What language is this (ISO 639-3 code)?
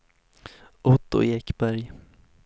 swe